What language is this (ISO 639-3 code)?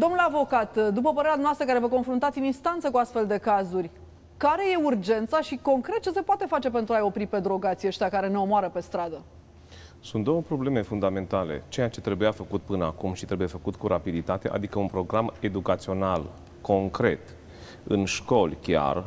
ron